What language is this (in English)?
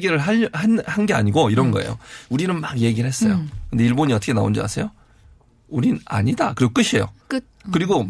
Korean